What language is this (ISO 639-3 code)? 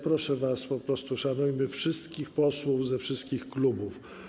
pol